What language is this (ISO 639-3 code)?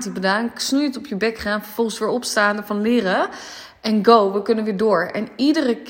nld